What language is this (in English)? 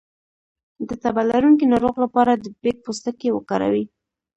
Pashto